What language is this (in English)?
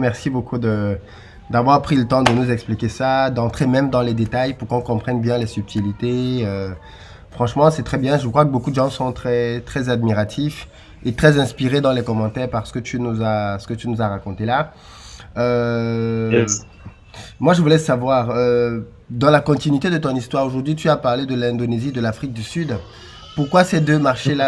French